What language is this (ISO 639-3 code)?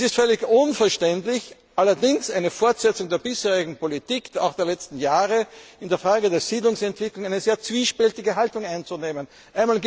deu